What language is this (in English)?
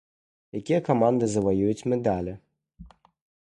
Belarusian